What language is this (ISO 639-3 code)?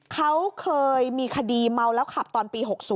tha